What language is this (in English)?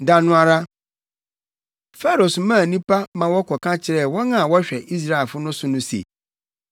Akan